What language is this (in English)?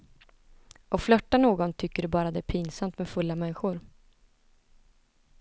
Swedish